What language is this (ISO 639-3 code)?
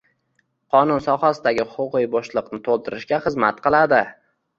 uzb